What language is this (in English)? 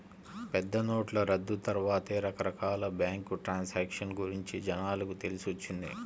Telugu